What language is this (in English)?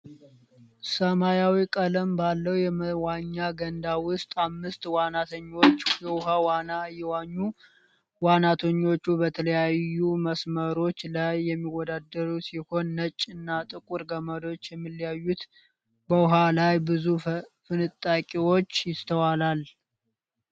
Amharic